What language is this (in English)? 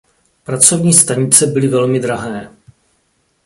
Czech